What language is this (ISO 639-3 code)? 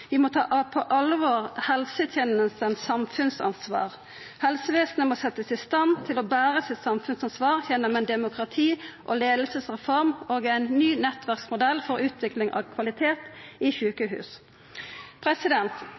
nno